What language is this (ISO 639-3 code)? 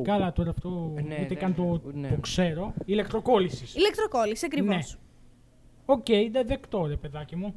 ell